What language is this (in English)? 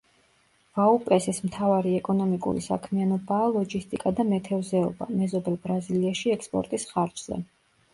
Georgian